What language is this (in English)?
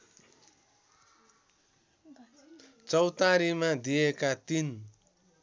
Nepali